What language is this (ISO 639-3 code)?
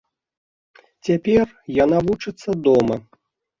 bel